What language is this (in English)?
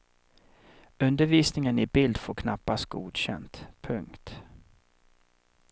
Swedish